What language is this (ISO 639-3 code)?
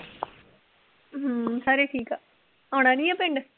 pan